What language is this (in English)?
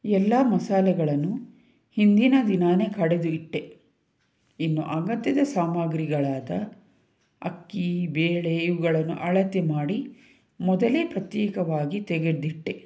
Kannada